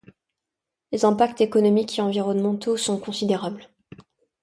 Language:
French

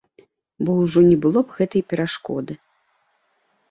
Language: Belarusian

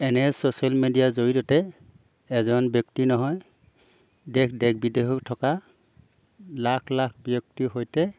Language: Assamese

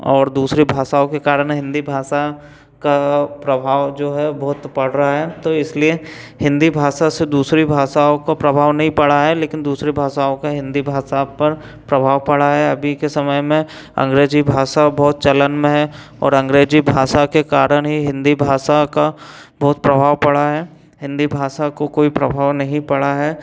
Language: Hindi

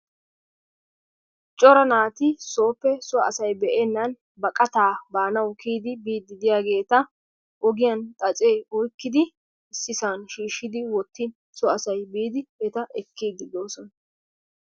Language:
Wolaytta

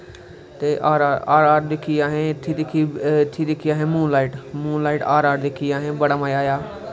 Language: Dogri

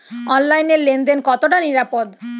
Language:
Bangla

